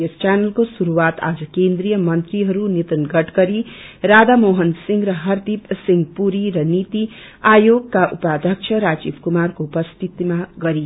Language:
Nepali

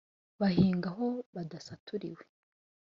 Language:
Kinyarwanda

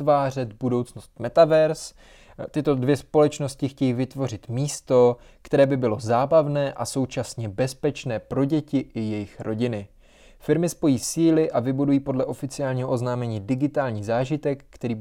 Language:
Czech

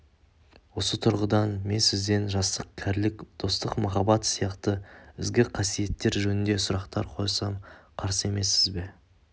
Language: Kazakh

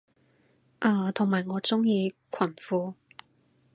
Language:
Cantonese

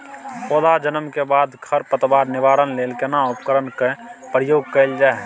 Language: Maithili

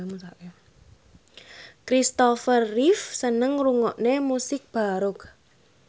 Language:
Javanese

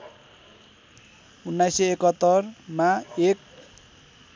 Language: Nepali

